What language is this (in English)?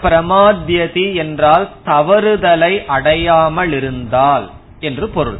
Tamil